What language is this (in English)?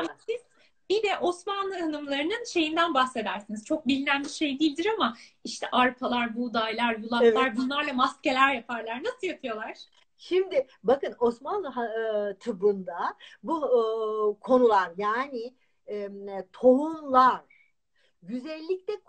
Turkish